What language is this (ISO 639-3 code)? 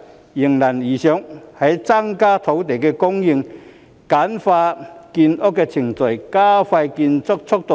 yue